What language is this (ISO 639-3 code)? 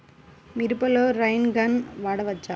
tel